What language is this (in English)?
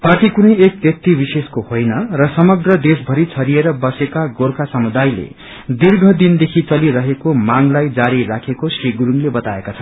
Nepali